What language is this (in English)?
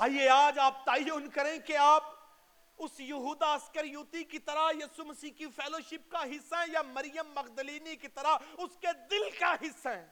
Urdu